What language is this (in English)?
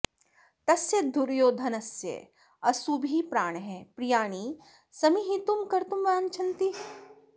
Sanskrit